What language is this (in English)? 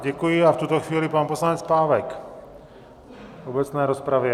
Czech